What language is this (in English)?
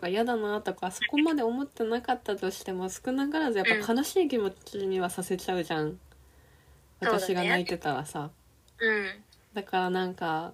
Japanese